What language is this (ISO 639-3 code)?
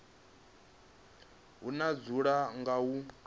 ven